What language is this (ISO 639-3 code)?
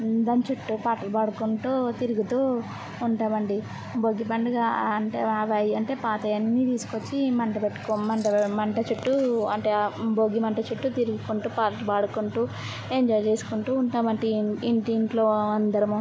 tel